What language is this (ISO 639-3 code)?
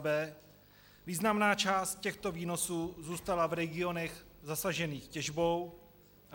ces